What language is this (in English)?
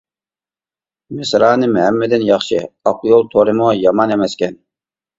Uyghur